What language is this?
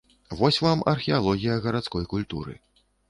Belarusian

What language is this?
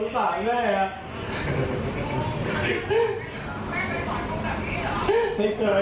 Thai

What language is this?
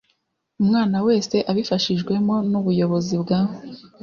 Kinyarwanda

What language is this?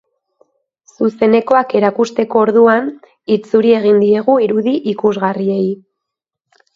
Basque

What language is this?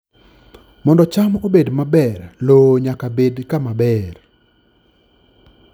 Luo (Kenya and Tanzania)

